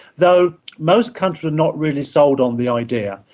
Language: English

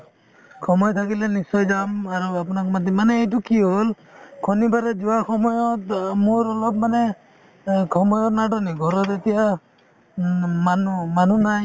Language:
Assamese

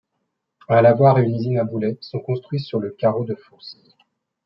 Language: French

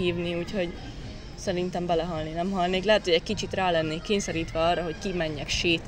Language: Hungarian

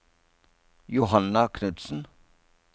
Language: Norwegian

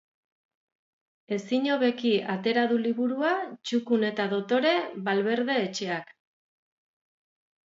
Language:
Basque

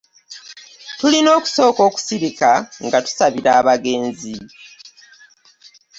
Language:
Ganda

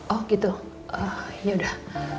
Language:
Indonesian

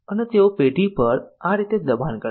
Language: Gujarati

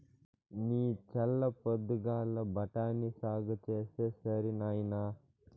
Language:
Telugu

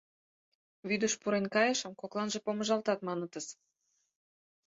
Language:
Mari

